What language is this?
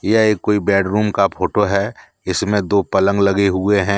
Hindi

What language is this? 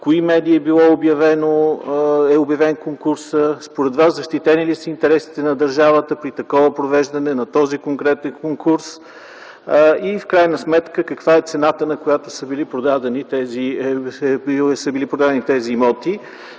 Bulgarian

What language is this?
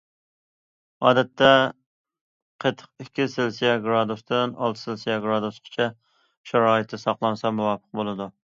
Uyghur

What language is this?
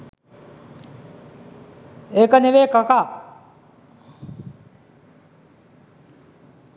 Sinhala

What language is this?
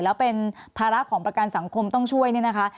Thai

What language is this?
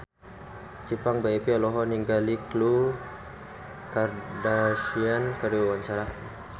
Sundanese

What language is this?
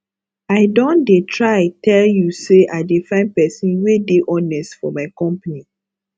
Nigerian Pidgin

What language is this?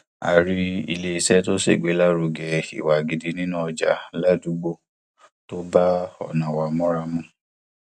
Yoruba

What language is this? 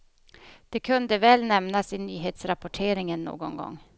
Swedish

